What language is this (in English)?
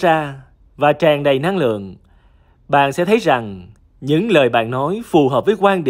Vietnamese